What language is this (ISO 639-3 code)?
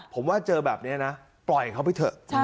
tha